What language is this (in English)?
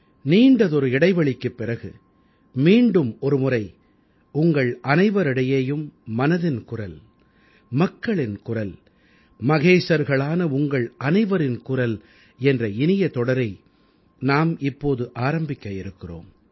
Tamil